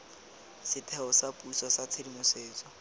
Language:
Tswana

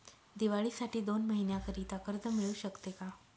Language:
Marathi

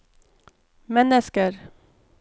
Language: Norwegian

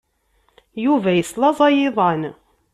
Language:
Kabyle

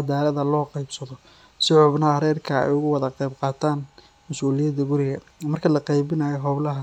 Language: Somali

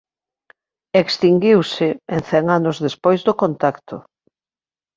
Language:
Galician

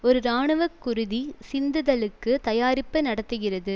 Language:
Tamil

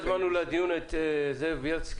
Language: Hebrew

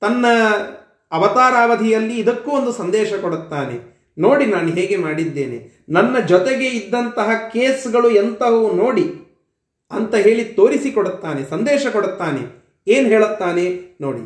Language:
Kannada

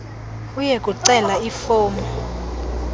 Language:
Xhosa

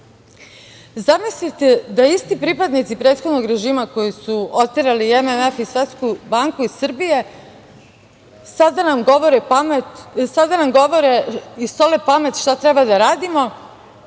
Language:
Serbian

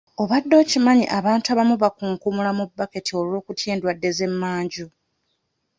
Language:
Ganda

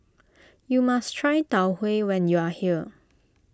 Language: English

